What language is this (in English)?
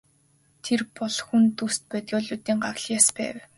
Mongolian